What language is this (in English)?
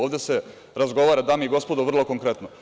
Serbian